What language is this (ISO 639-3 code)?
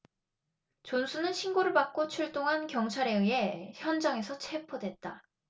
kor